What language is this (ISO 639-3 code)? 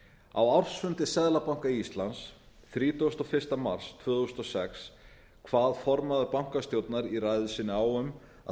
isl